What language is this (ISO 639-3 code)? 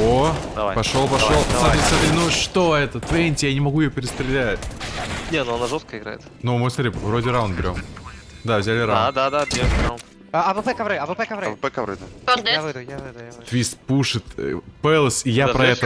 rus